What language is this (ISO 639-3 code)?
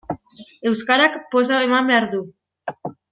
eus